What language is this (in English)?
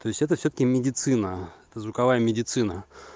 Russian